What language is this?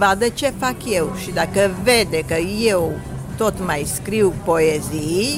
Romanian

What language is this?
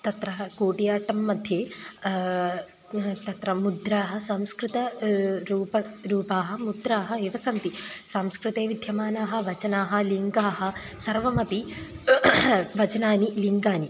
Sanskrit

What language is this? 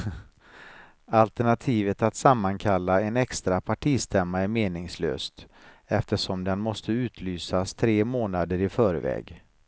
Swedish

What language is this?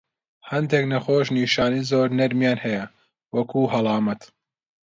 Central Kurdish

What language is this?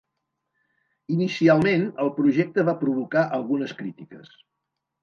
Catalan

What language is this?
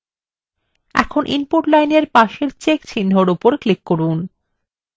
Bangla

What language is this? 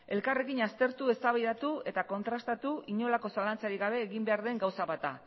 Basque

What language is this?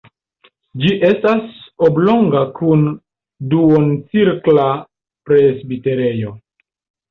Esperanto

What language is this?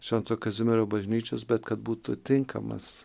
Lithuanian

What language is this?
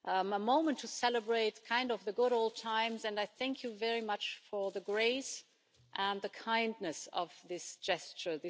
English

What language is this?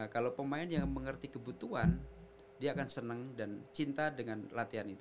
Indonesian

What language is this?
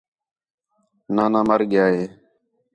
Khetrani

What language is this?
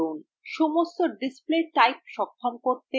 Bangla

